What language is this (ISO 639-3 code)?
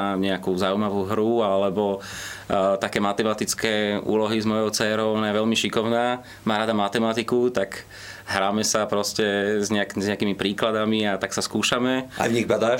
slk